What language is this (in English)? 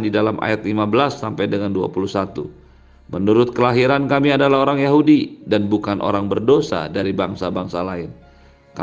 Indonesian